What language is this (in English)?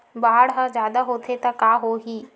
Chhattisgarhi